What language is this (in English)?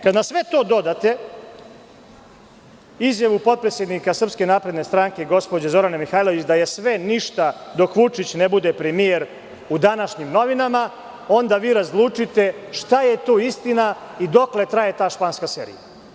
Serbian